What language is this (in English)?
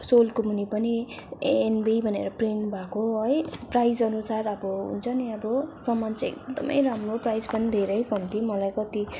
Nepali